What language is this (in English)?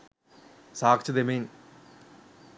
Sinhala